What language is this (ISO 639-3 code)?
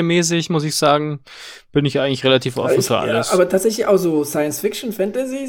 deu